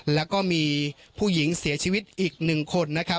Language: Thai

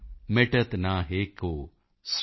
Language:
Punjabi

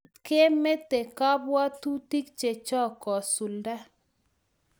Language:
Kalenjin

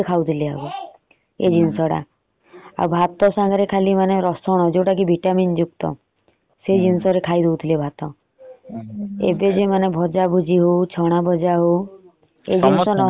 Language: Odia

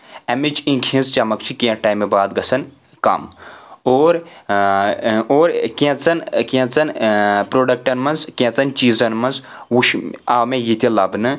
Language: Kashmiri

